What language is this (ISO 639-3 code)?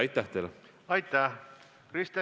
est